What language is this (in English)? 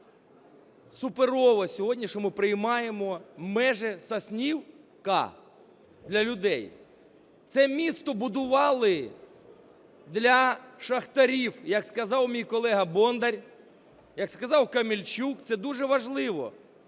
Ukrainian